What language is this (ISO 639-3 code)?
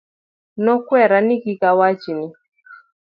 luo